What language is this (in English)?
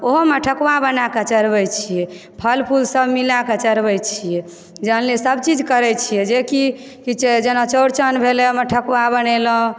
Maithili